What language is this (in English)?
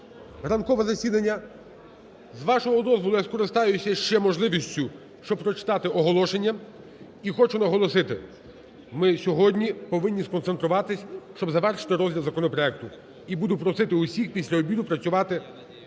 Ukrainian